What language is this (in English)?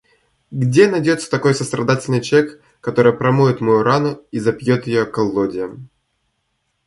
Russian